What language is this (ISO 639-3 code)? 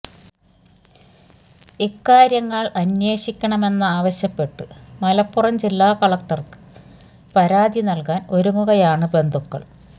mal